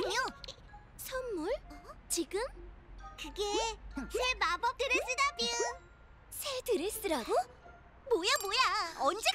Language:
Korean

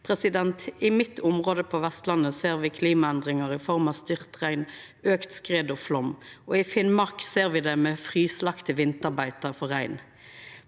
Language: Norwegian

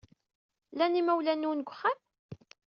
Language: Kabyle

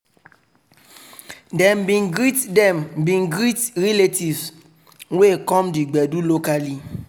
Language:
Nigerian Pidgin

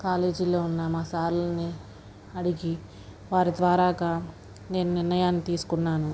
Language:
Telugu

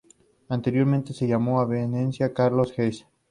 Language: Spanish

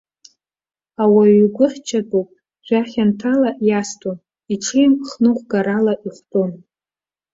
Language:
Abkhazian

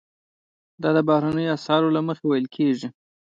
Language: Pashto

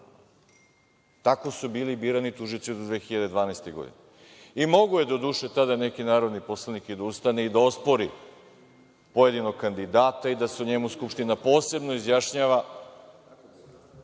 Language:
Serbian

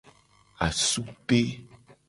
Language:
Gen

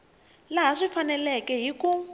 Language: Tsonga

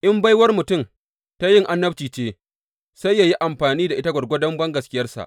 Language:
Hausa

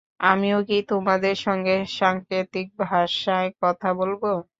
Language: Bangla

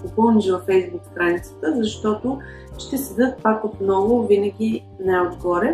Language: Bulgarian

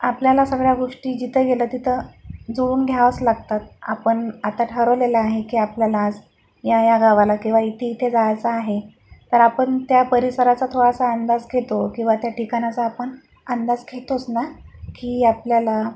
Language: Marathi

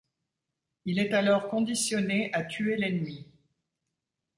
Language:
French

